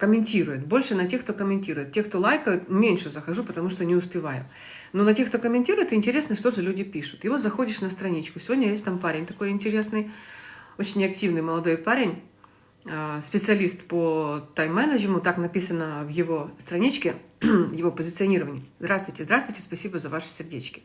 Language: Russian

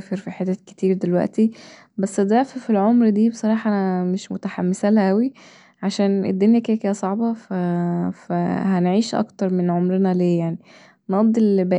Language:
Egyptian Arabic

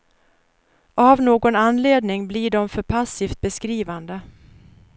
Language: Swedish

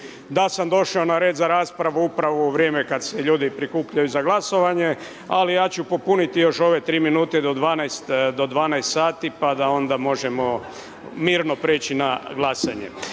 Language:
Croatian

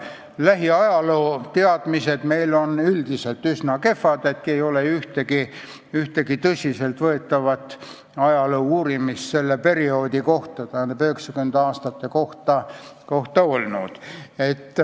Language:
Estonian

